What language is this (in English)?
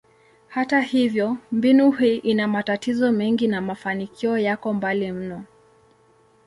Swahili